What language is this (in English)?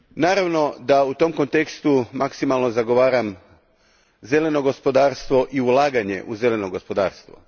Croatian